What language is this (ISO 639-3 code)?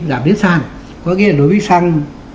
vie